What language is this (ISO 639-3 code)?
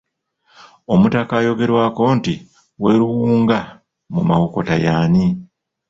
lug